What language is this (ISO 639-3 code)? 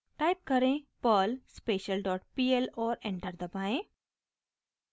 hin